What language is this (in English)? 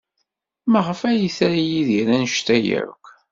Kabyle